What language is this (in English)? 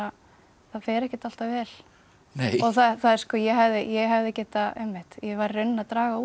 Icelandic